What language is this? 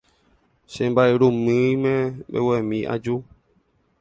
Guarani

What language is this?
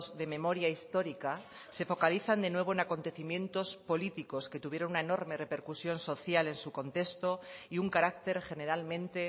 Spanish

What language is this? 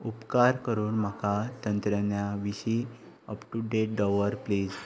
Konkani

